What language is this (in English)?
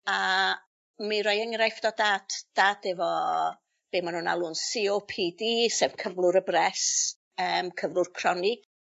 Welsh